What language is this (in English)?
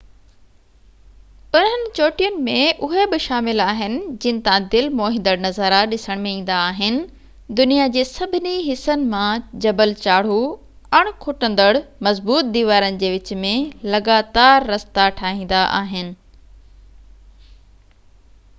Sindhi